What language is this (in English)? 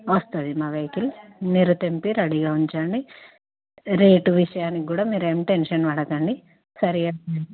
Telugu